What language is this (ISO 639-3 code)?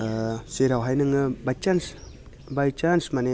brx